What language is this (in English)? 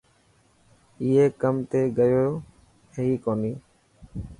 Dhatki